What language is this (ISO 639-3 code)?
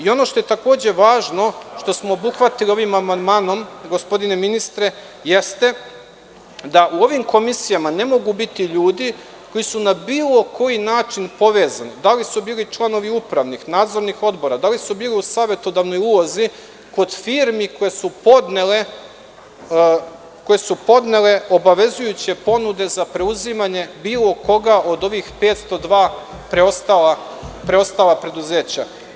srp